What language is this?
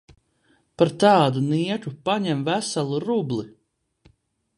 Latvian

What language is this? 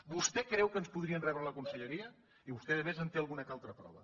Catalan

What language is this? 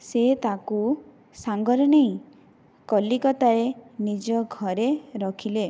Odia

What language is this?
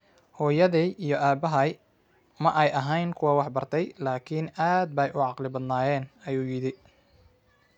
Somali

